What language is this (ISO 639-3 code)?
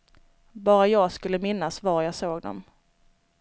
swe